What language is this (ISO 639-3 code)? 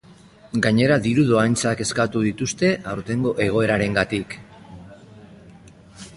eus